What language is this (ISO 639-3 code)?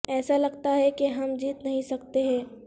urd